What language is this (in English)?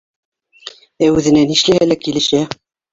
Bashkir